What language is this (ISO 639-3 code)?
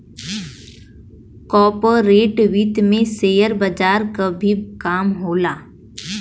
bho